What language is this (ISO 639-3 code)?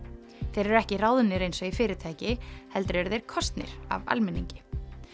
isl